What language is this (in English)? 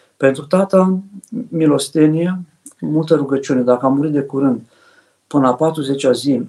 Romanian